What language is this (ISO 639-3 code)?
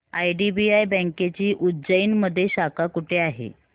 mar